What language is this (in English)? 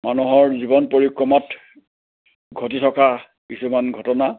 Assamese